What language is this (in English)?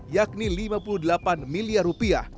Indonesian